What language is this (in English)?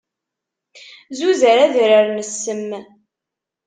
Kabyle